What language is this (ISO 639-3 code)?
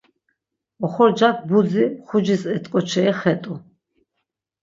lzz